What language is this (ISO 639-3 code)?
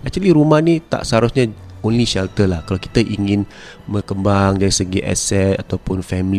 msa